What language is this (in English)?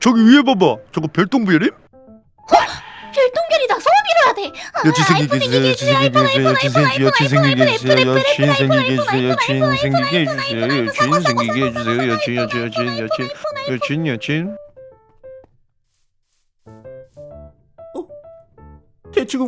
Korean